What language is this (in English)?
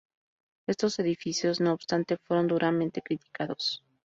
Spanish